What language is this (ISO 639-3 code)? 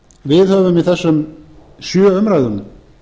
isl